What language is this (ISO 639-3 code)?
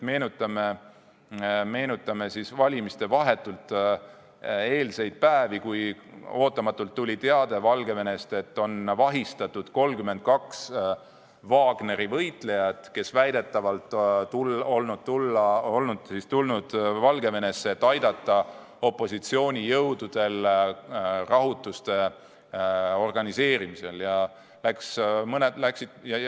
est